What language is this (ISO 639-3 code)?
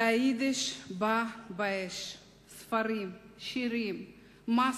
heb